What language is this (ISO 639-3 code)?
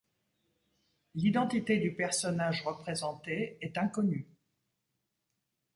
fra